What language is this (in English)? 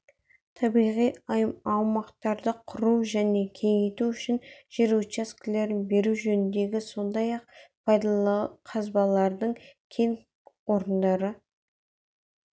Kazakh